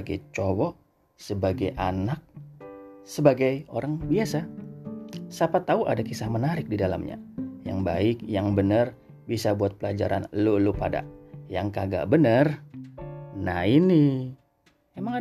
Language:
Indonesian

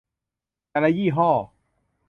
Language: Thai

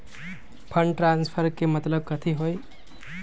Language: Magahi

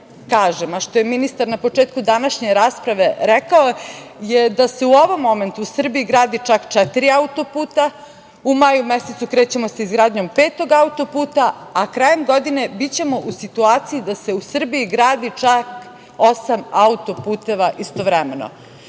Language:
Serbian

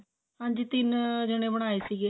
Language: Punjabi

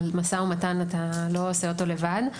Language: Hebrew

